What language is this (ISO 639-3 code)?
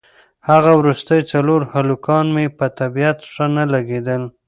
pus